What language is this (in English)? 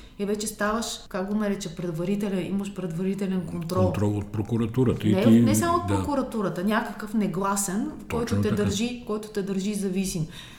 Bulgarian